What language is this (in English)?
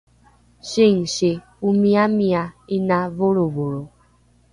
Rukai